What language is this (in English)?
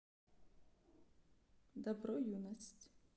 Russian